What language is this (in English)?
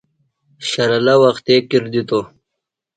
Phalura